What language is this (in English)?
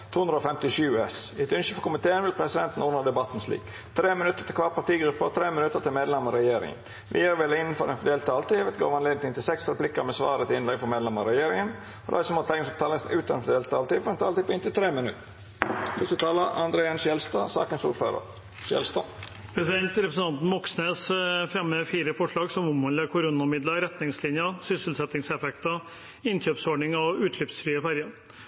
Norwegian